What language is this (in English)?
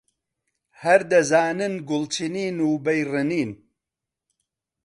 Central Kurdish